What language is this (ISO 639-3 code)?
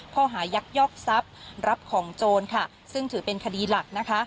tha